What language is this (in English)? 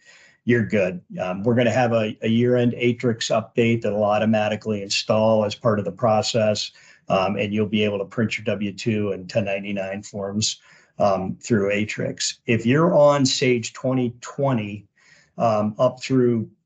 English